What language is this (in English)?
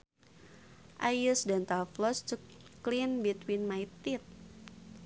Sundanese